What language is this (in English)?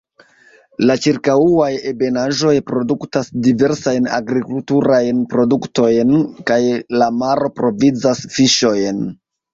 Esperanto